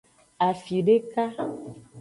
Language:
Aja (Benin)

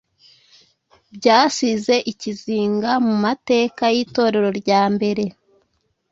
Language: Kinyarwanda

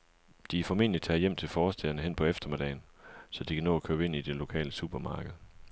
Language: Danish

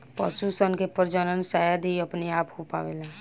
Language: Bhojpuri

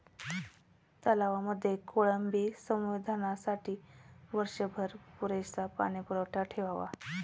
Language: Marathi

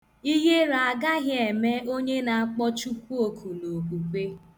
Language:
Igbo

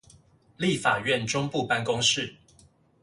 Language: Chinese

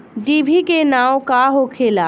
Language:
Bhojpuri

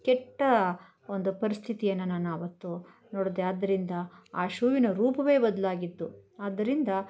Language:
Kannada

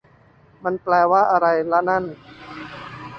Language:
Thai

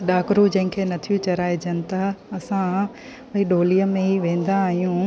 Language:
Sindhi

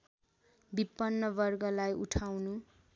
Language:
Nepali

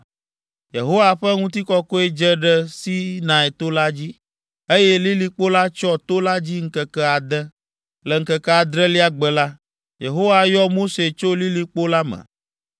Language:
Ewe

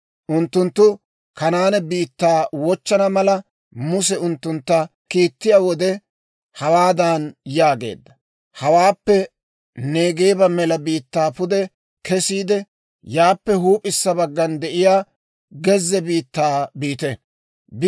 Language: Dawro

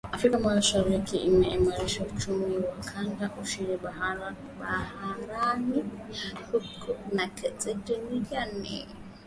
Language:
Swahili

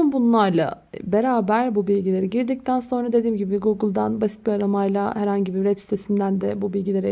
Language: Turkish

